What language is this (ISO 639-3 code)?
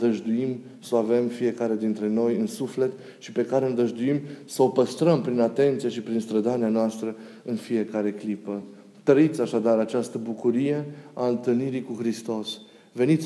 ron